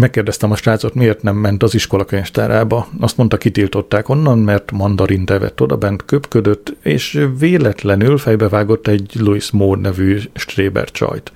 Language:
Hungarian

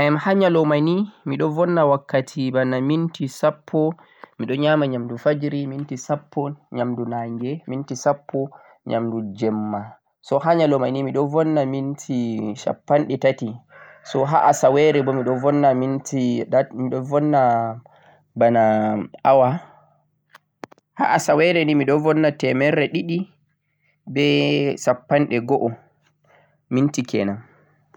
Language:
Central-Eastern Niger Fulfulde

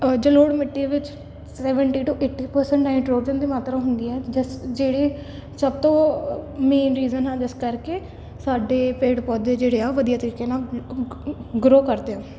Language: Punjabi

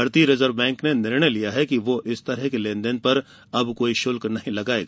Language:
Hindi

